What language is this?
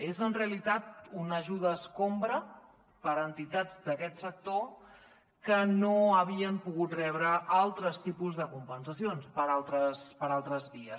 Catalan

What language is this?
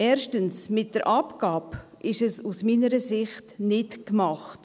Swiss German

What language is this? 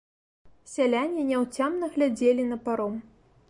Belarusian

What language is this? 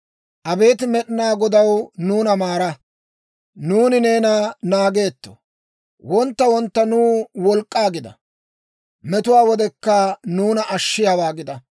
Dawro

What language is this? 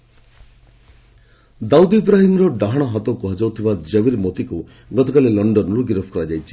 Odia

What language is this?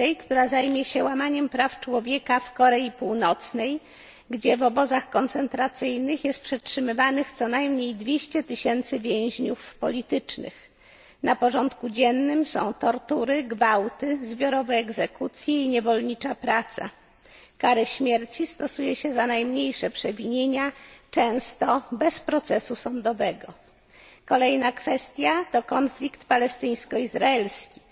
Polish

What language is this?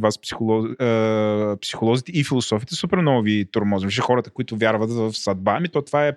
Bulgarian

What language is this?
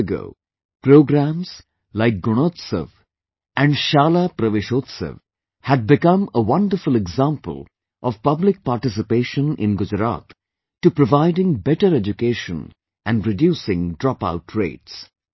English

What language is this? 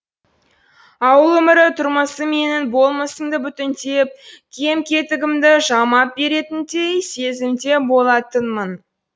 Kazakh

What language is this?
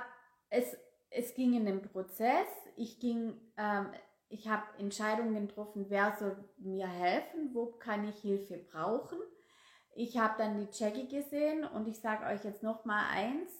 German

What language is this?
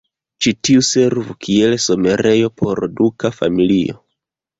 Esperanto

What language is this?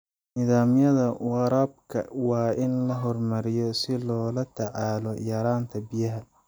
Somali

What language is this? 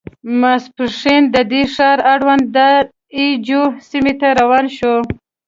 Pashto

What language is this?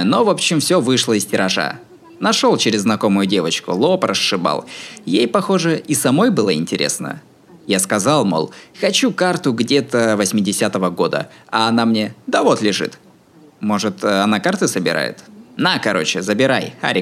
Russian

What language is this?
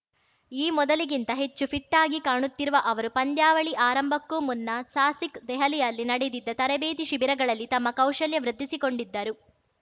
Kannada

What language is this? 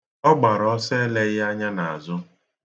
Igbo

